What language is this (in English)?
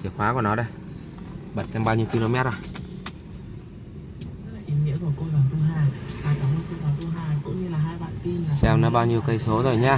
Vietnamese